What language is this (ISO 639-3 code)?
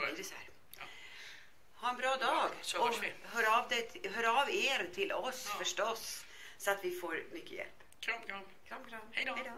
swe